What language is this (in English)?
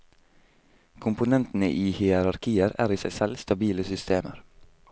Norwegian